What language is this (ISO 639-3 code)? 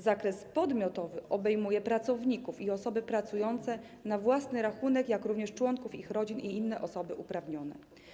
pol